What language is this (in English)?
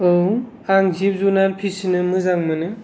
Bodo